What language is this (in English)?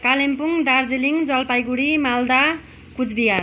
Nepali